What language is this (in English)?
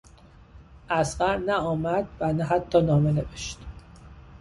Persian